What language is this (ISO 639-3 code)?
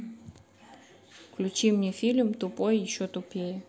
rus